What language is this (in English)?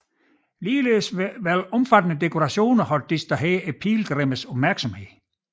Danish